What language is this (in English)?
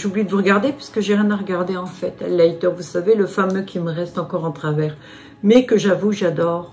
French